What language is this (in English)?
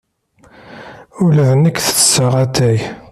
Kabyle